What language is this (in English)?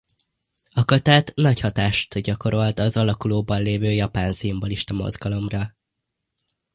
Hungarian